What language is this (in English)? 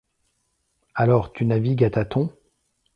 French